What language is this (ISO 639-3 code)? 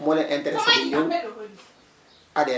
wol